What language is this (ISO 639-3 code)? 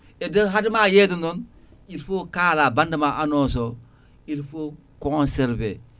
ful